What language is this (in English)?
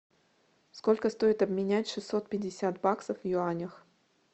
Russian